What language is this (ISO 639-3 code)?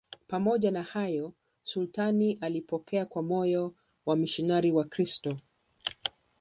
swa